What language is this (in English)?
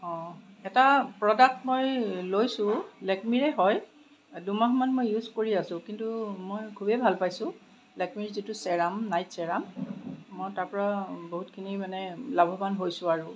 Assamese